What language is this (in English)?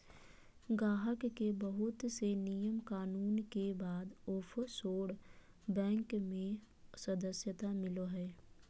Magahi